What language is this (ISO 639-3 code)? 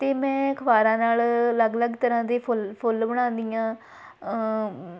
pan